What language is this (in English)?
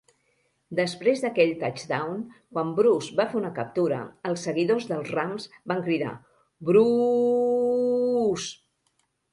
Catalan